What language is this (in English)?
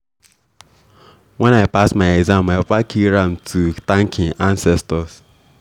Nigerian Pidgin